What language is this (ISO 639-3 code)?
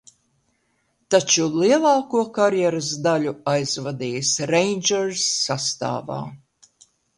lav